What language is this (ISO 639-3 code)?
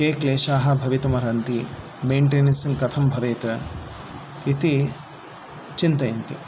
san